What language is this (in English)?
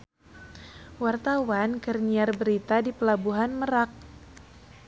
Sundanese